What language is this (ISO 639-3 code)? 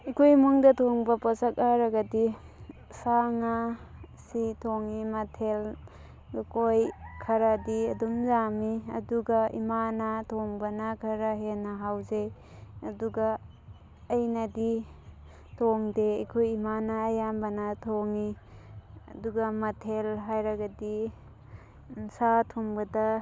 mni